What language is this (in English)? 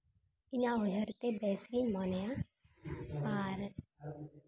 Santali